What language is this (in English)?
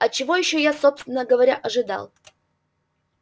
Russian